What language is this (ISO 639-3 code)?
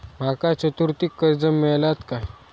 mar